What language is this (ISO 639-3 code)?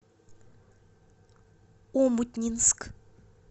rus